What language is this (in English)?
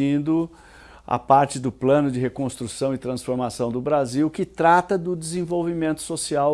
Portuguese